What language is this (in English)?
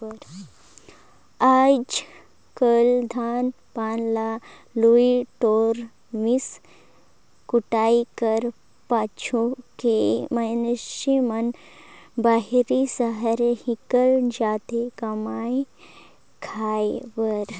Chhattisgarhi